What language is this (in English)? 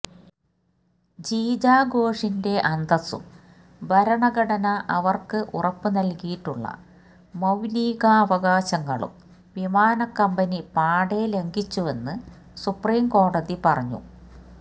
Malayalam